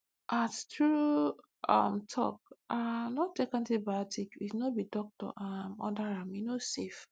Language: Nigerian Pidgin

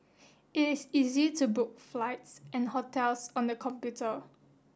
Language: English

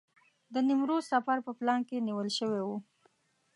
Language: Pashto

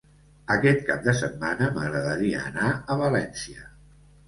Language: Catalan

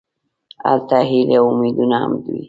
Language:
Pashto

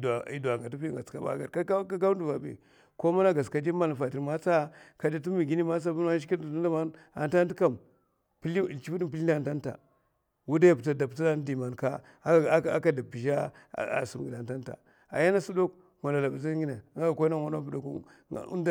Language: Mafa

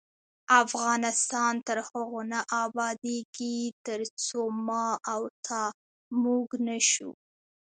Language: Pashto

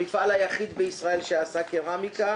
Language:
Hebrew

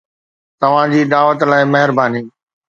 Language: Sindhi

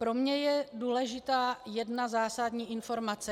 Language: Czech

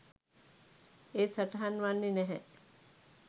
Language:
Sinhala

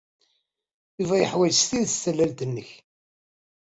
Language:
Kabyle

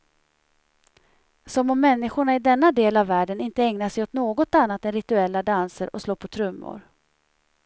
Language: Swedish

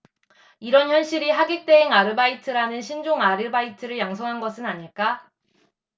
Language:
Korean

